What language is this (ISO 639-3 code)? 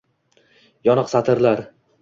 uzb